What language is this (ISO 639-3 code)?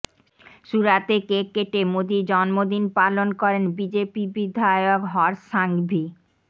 ben